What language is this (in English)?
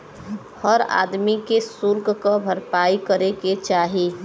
Bhojpuri